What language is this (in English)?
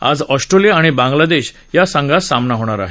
Marathi